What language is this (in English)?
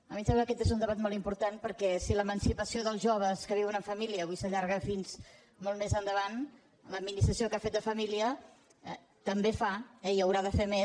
Catalan